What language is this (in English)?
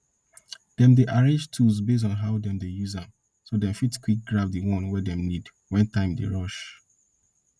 Nigerian Pidgin